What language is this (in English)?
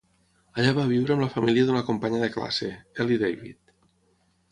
Catalan